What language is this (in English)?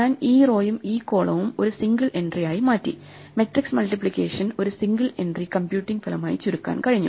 Malayalam